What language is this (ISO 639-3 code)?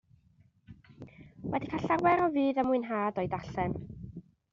cym